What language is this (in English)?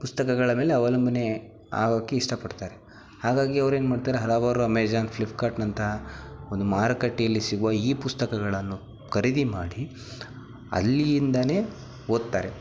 Kannada